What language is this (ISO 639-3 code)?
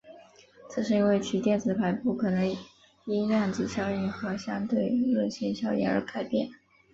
zho